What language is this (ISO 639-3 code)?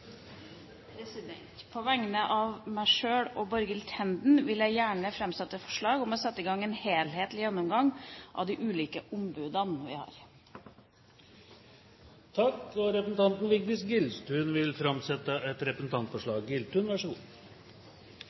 nor